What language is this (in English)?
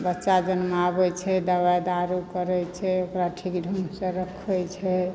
Maithili